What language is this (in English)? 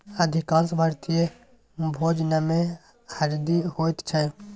Maithili